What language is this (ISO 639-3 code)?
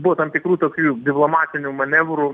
lit